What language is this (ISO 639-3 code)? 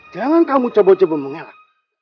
ind